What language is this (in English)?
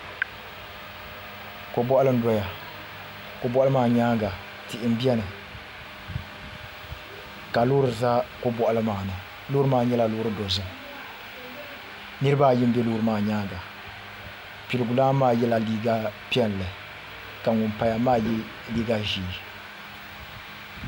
Dagbani